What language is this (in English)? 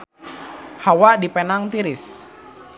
Sundanese